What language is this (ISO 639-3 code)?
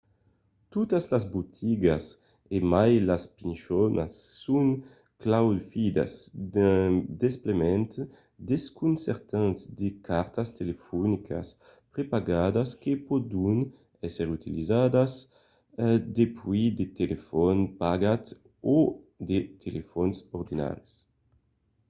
oci